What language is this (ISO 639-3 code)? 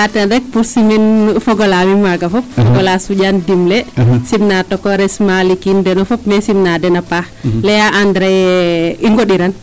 srr